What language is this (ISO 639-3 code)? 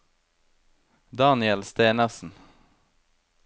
nor